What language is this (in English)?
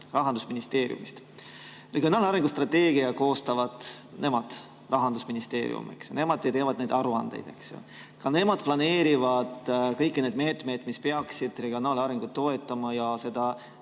Estonian